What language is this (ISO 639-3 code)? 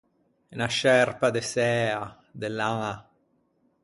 lij